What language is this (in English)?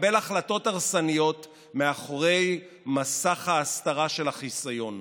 Hebrew